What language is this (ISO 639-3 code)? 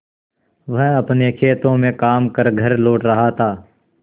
hin